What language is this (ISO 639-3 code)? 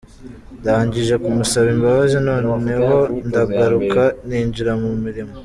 kin